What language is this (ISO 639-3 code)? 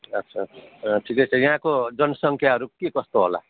nep